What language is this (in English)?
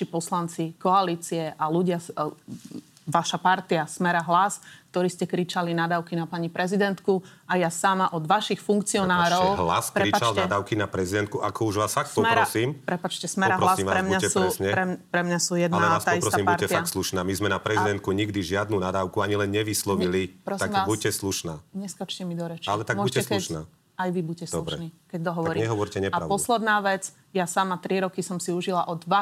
Slovak